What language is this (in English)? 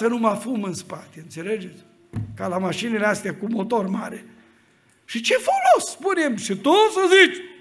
Romanian